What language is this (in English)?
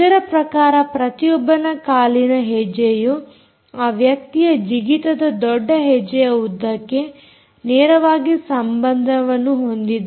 Kannada